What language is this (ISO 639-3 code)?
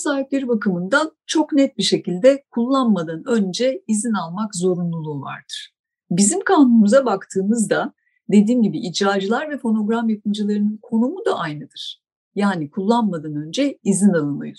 tur